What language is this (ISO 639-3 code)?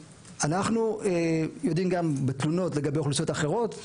heb